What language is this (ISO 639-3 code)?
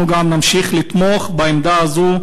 heb